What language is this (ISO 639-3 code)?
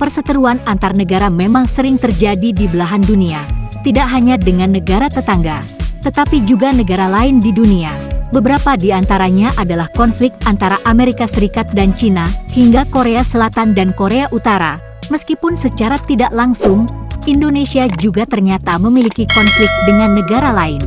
ind